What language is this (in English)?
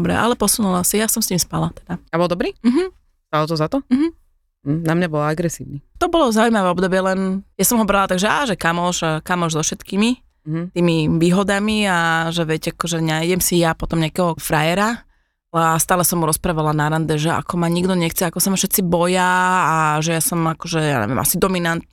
Slovak